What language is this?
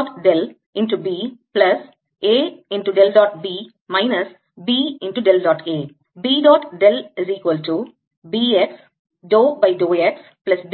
Tamil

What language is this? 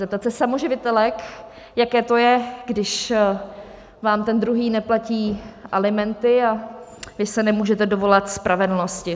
Czech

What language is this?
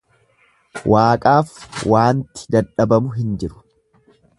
Oromo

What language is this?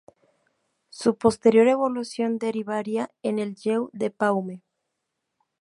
Spanish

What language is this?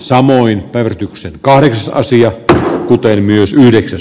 Finnish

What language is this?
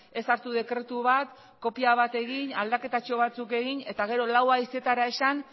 Basque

